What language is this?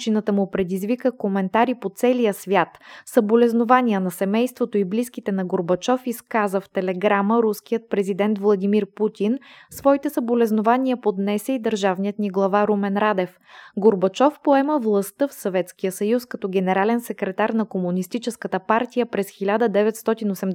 Bulgarian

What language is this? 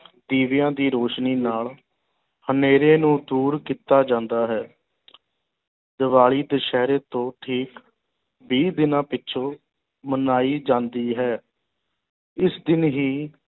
Punjabi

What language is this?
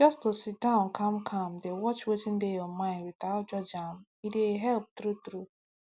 Nigerian Pidgin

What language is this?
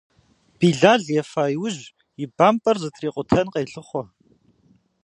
Kabardian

